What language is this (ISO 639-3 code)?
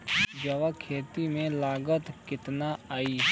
bho